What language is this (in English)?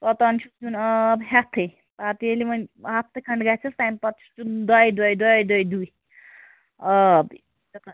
Kashmiri